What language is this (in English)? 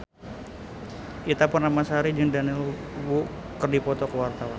Sundanese